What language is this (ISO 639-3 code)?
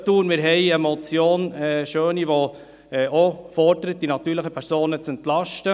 gsw